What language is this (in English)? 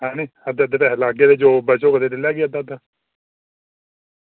Dogri